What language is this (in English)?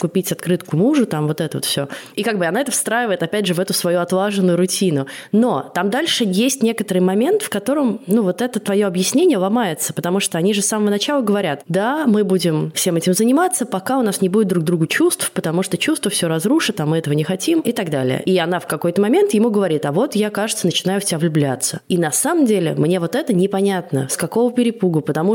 Russian